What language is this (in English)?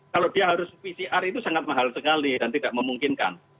Indonesian